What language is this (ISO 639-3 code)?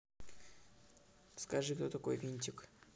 rus